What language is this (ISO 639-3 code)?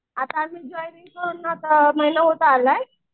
mar